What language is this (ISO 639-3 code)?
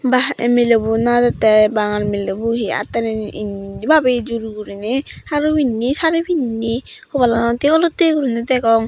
ccp